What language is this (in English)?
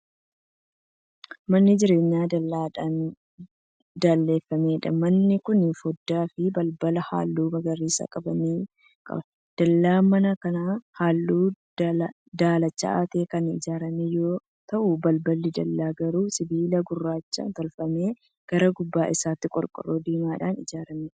Oromo